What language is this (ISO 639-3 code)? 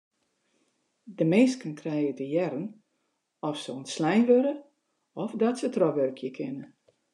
fry